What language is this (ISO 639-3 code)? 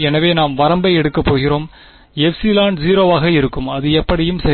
tam